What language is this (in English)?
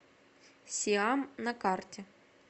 Russian